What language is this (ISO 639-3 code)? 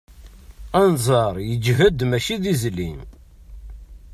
kab